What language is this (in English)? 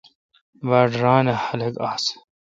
Kalkoti